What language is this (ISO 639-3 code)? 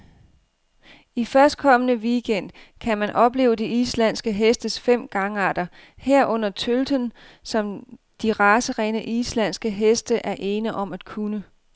dan